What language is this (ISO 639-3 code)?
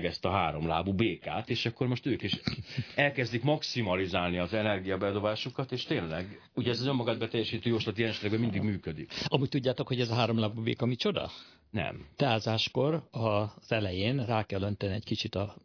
hun